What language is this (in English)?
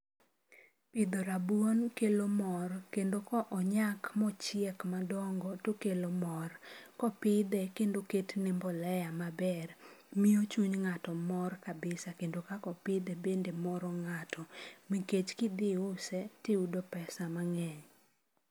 Luo (Kenya and Tanzania)